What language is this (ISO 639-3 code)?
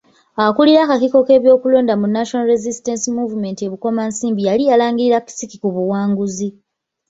lug